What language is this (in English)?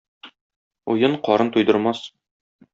Tatar